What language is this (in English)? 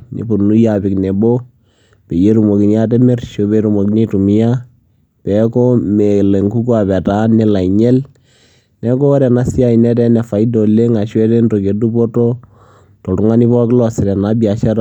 Masai